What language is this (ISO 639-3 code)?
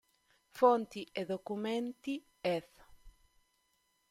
ita